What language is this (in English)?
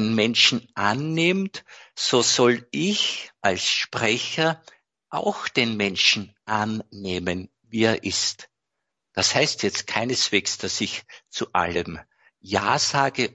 German